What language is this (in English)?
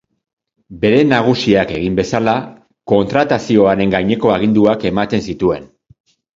Basque